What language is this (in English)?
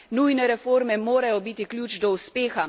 Slovenian